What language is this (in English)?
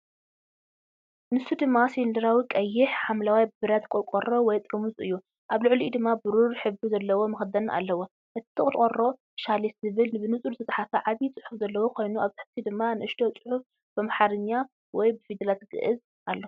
Tigrinya